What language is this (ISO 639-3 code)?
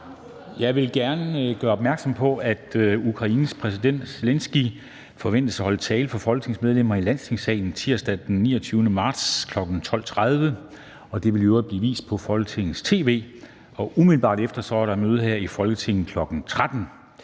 dan